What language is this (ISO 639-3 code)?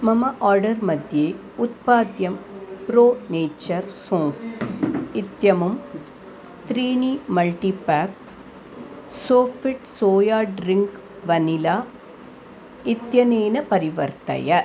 san